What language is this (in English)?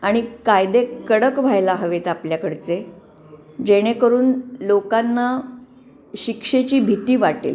Marathi